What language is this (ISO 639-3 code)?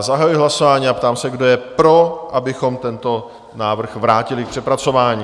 ces